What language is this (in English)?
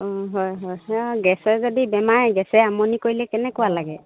Assamese